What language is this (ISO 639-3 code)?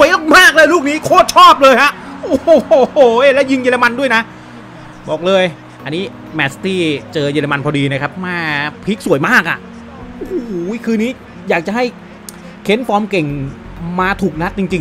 tha